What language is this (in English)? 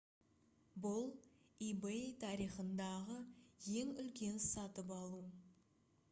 Kazakh